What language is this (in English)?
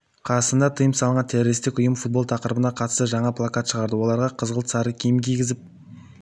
Kazakh